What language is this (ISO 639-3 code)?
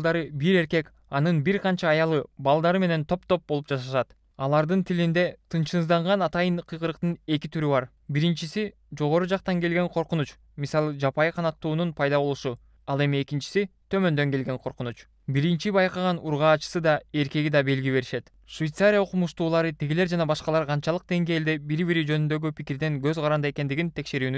tur